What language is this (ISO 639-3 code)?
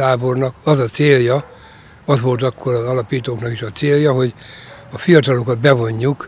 hun